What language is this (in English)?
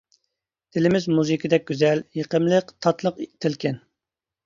Uyghur